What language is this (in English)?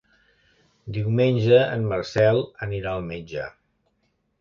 Catalan